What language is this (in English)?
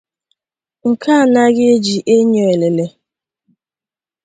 Igbo